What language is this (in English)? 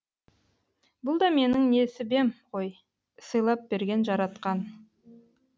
Kazakh